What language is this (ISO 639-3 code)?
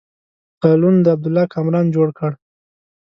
pus